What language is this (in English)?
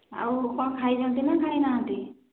Odia